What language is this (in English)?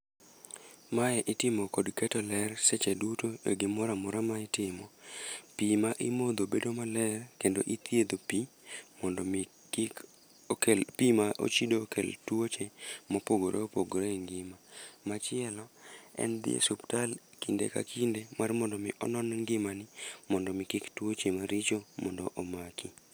Luo (Kenya and Tanzania)